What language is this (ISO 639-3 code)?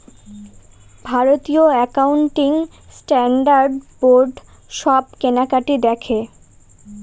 ben